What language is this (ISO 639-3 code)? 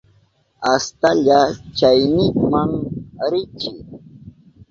qup